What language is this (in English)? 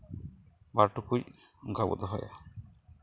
Santali